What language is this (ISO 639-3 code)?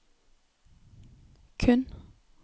nor